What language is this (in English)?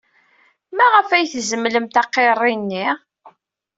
Kabyle